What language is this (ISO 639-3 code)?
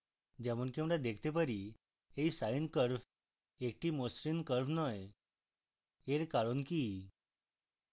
ben